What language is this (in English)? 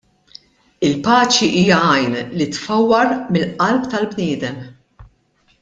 Maltese